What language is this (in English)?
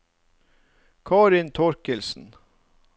Norwegian